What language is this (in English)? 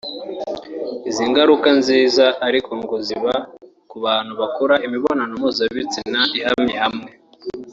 Kinyarwanda